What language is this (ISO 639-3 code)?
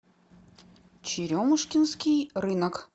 rus